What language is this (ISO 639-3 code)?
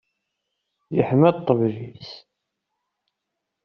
kab